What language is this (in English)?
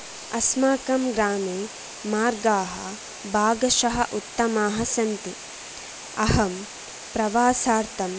Sanskrit